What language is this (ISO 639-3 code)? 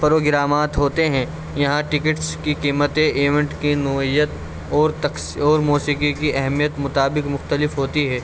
urd